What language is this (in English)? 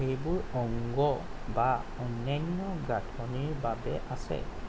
Assamese